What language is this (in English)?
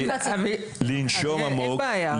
Hebrew